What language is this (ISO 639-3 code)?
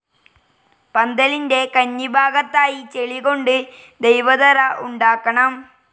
mal